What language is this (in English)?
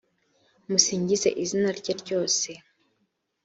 Kinyarwanda